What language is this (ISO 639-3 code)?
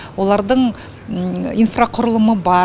kaz